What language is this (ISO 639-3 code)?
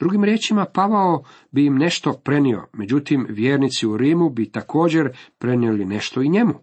hrv